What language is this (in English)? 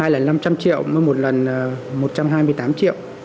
Vietnamese